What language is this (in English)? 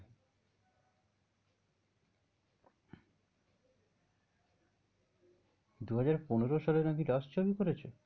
Bangla